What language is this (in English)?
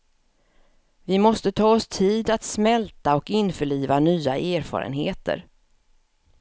Swedish